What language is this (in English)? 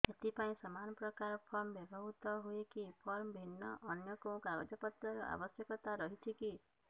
Odia